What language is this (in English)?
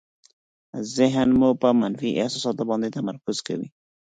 Pashto